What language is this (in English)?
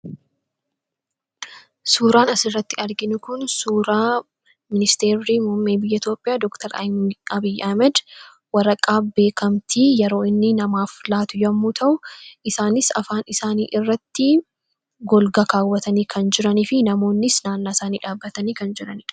Oromo